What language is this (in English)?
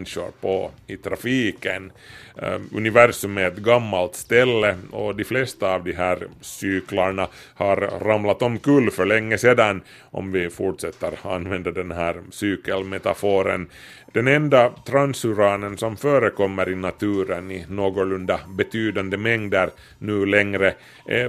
Swedish